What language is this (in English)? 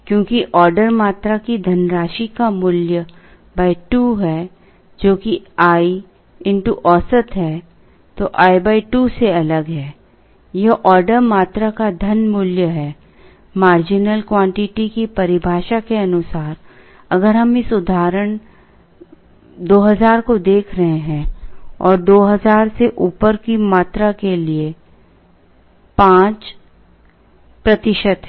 Hindi